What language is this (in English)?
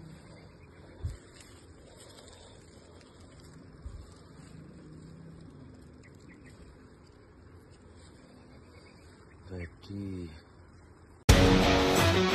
Indonesian